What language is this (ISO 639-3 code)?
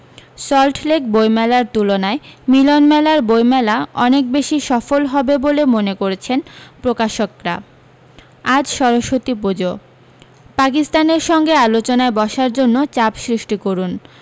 ben